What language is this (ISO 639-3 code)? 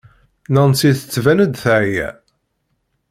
kab